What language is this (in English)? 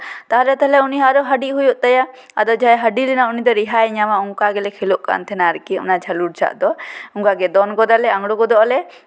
Santali